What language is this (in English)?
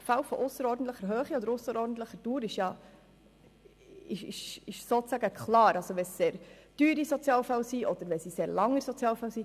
Swiss German